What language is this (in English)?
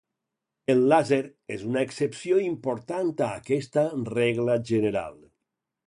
Catalan